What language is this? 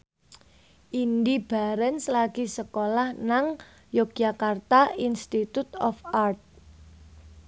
Javanese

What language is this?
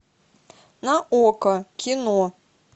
Russian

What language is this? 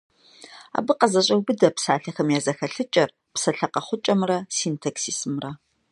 Kabardian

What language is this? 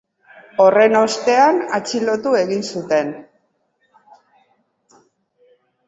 Basque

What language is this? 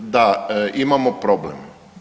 Croatian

